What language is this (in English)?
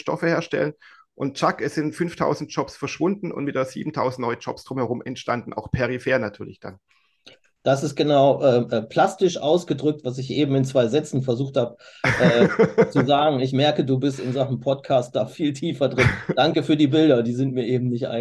German